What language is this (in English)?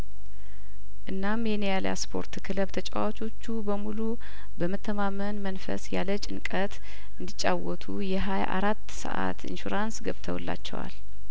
Amharic